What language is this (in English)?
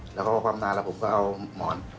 Thai